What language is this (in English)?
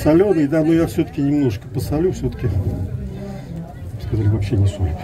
Russian